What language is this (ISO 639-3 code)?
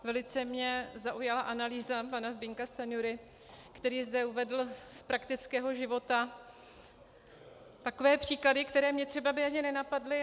ces